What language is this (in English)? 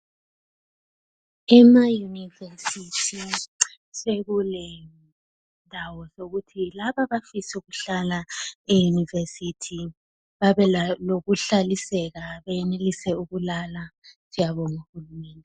North Ndebele